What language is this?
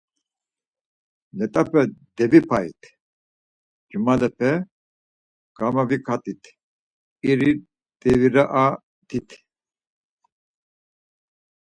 Laz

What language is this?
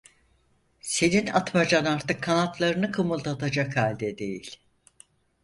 Turkish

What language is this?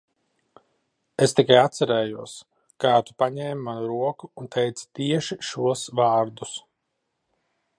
Latvian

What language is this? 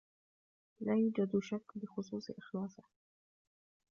Arabic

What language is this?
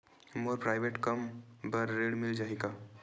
Chhattisgarhi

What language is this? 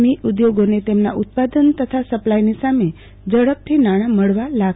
Gujarati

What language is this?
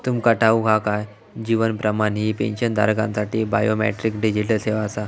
Marathi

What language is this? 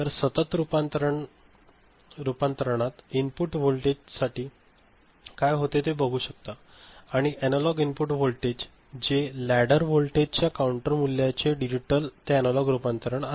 Marathi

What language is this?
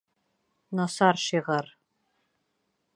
Bashkir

